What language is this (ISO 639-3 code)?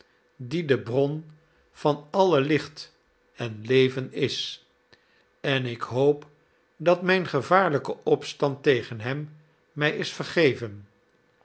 nld